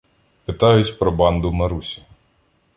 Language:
Ukrainian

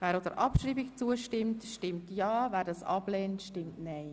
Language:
Swiss German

